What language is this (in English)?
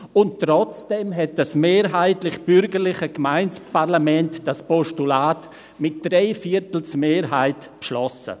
Swiss German